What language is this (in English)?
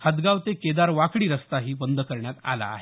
Marathi